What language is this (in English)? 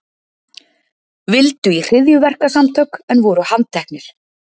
Icelandic